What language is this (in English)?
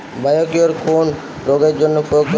Bangla